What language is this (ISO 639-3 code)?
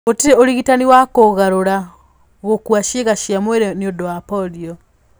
kik